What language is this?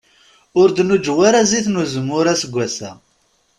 Kabyle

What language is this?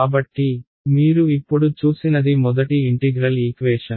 Telugu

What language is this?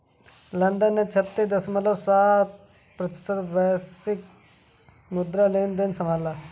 Hindi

